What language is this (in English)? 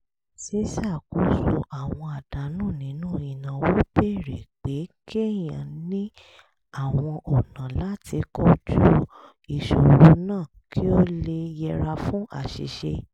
Yoruba